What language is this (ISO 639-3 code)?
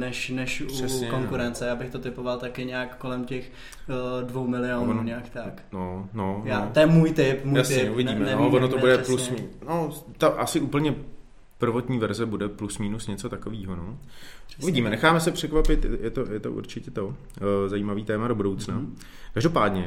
ces